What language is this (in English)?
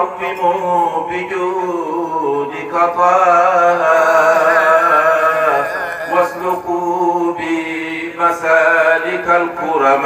Arabic